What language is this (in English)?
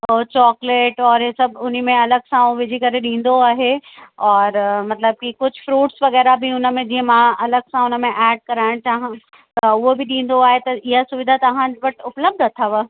Sindhi